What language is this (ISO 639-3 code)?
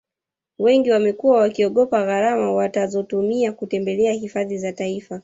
swa